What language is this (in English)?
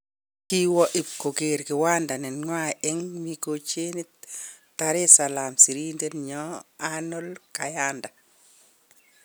Kalenjin